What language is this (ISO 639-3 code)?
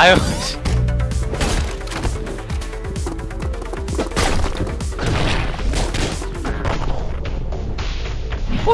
kor